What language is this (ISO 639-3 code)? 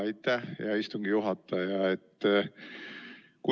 est